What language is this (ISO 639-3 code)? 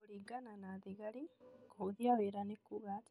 kik